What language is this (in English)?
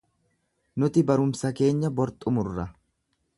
Oromo